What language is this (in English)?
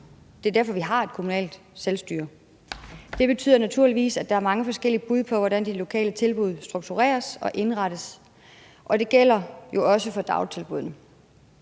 Danish